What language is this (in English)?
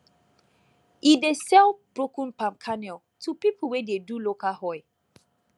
Nigerian Pidgin